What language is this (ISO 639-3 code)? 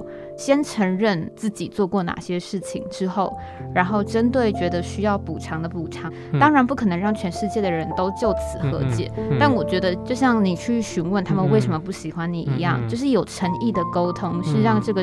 zho